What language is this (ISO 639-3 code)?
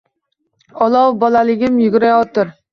uzb